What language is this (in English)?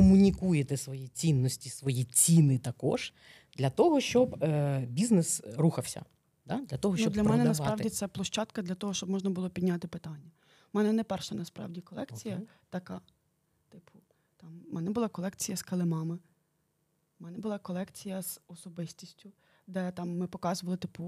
Ukrainian